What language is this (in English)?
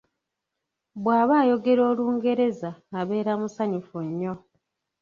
Ganda